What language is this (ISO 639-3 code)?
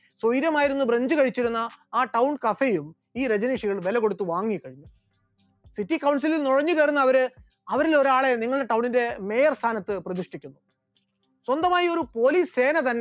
mal